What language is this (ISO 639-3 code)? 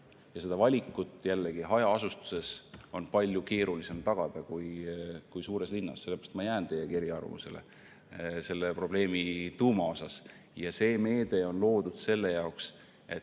est